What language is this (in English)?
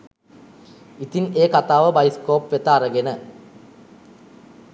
Sinhala